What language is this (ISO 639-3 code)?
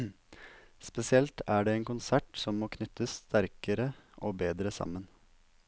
nor